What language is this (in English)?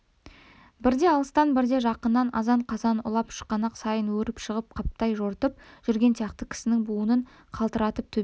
Kazakh